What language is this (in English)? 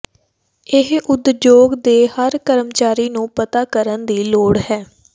Punjabi